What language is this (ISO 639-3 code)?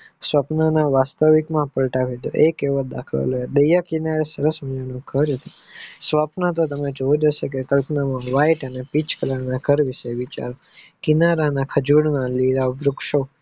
guj